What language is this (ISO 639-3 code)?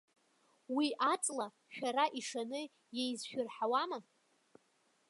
abk